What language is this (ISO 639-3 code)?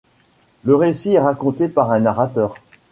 fra